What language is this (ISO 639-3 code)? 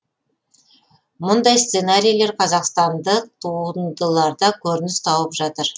kaz